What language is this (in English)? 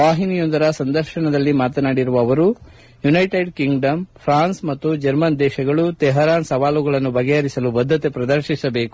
Kannada